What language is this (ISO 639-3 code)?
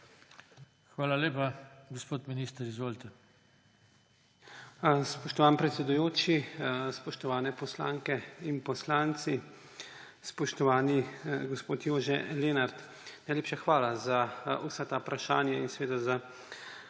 slv